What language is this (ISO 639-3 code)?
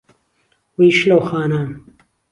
ckb